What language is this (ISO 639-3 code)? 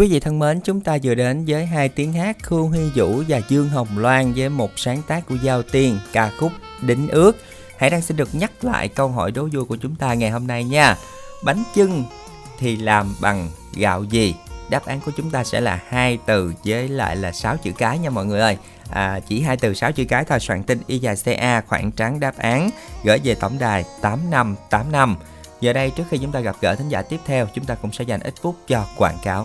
vie